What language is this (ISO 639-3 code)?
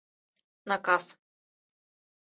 chm